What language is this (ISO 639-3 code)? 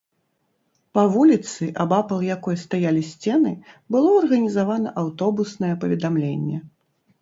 bel